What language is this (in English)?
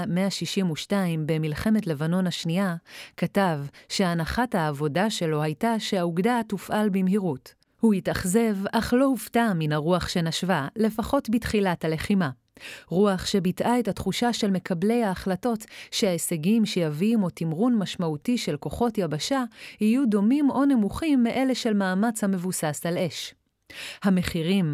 Hebrew